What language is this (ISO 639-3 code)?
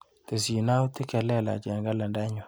kln